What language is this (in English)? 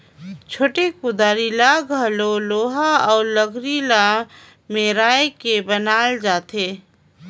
Chhattisgarhi